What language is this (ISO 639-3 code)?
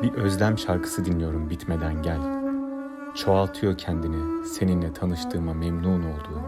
tur